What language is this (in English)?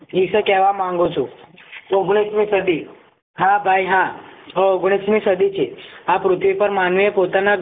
Gujarati